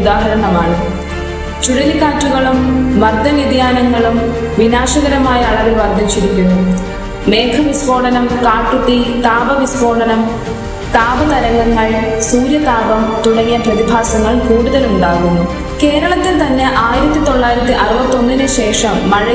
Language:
Malayalam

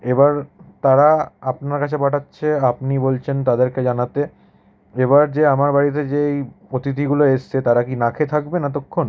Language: Bangla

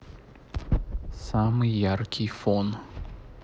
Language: Russian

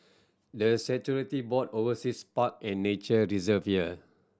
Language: English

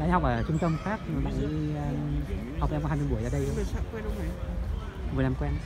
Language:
Vietnamese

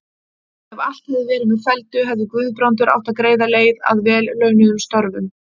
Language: Icelandic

